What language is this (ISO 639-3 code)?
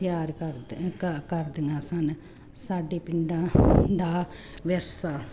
pan